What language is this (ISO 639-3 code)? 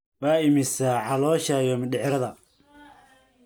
som